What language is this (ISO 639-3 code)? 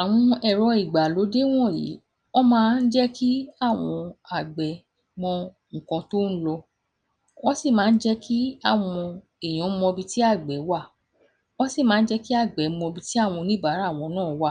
yor